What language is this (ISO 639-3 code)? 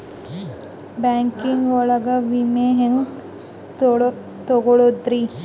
kan